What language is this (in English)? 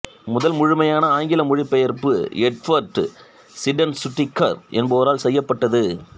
Tamil